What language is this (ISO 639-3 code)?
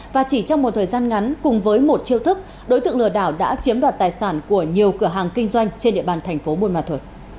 vie